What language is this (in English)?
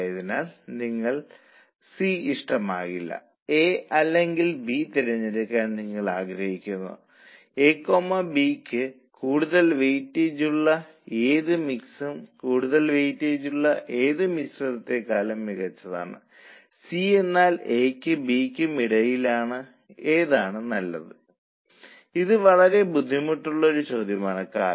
Malayalam